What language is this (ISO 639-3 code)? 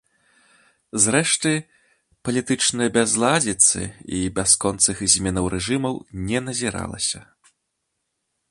bel